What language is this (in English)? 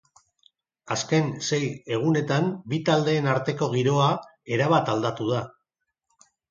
Basque